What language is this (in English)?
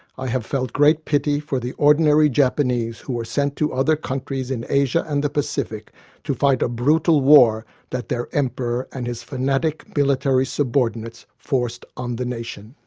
English